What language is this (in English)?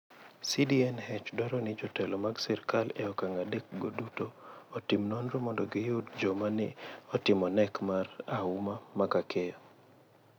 Luo (Kenya and Tanzania)